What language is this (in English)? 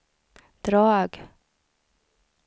Swedish